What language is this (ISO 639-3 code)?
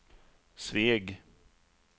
swe